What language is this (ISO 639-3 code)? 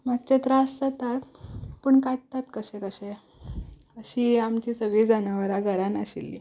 kok